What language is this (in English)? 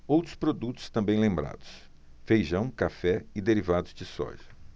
Portuguese